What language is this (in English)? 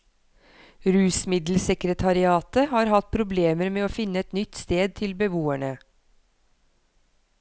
Norwegian